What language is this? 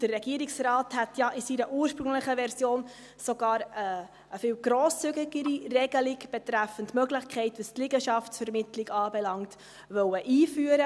Swiss German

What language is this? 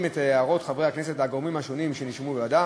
Hebrew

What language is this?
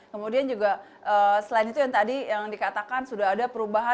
Indonesian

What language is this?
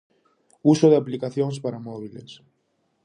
Galician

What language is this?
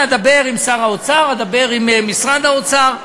Hebrew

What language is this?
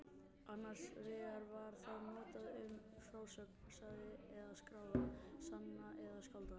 Icelandic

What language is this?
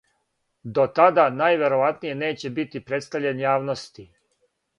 Serbian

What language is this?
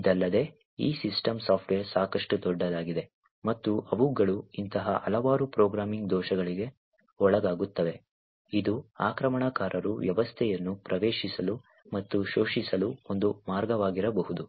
Kannada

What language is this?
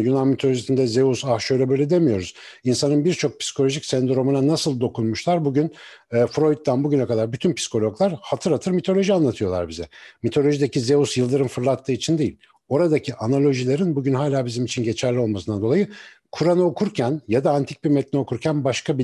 Turkish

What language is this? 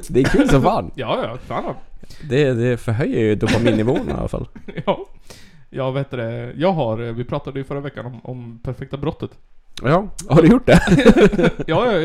Swedish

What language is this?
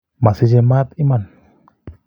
Kalenjin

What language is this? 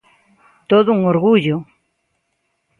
Galician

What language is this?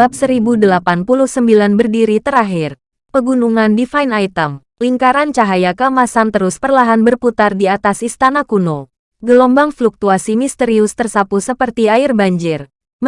Indonesian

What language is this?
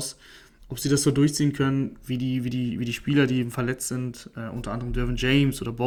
German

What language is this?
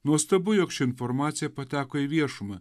Lithuanian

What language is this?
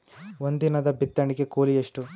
Kannada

